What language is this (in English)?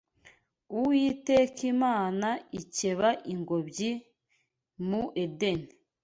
Kinyarwanda